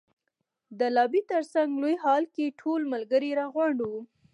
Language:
Pashto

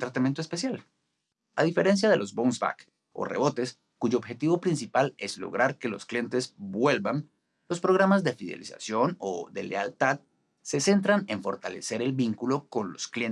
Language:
Spanish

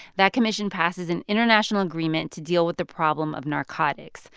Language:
English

